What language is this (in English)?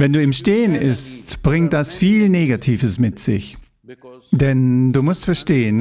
German